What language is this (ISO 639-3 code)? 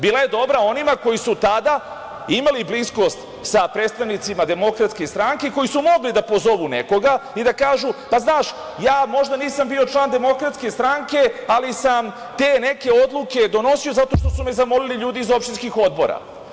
srp